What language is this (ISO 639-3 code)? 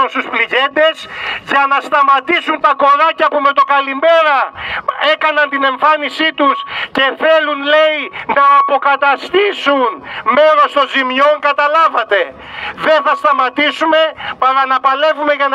ell